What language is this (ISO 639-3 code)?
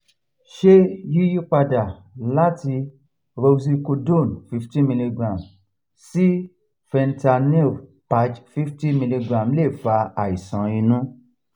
yor